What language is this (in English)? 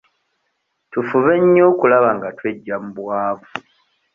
Ganda